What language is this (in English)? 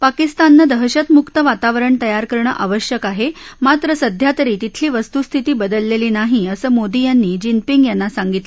Marathi